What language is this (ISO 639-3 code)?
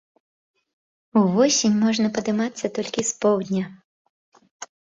bel